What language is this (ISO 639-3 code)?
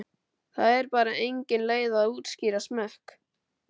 isl